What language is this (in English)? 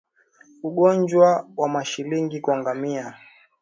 Swahili